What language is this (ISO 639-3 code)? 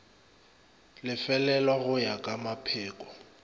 nso